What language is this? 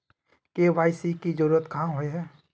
Magahi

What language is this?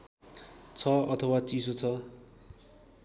Nepali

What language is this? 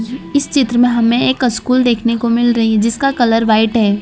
Hindi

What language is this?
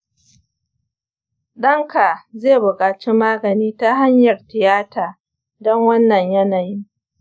Hausa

